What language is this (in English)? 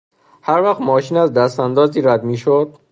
Persian